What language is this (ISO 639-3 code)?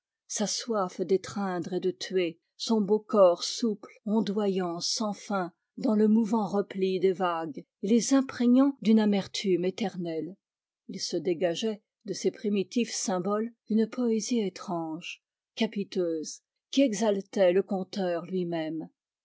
fra